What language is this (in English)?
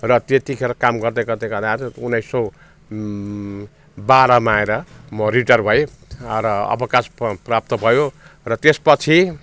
Nepali